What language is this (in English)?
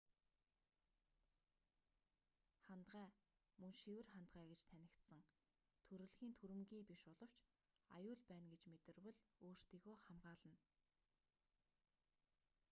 Mongolian